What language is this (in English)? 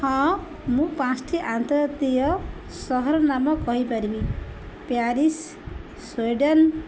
Odia